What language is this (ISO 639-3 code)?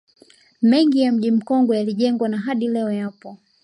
swa